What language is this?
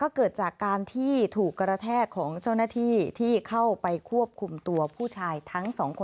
Thai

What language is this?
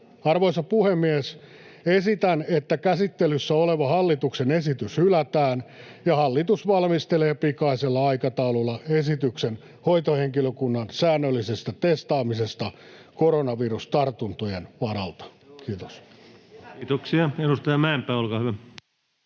Finnish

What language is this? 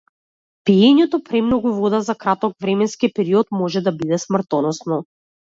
Macedonian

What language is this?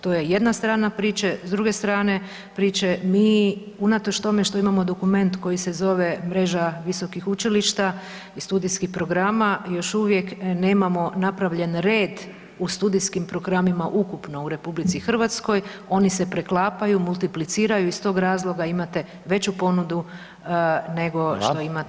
Croatian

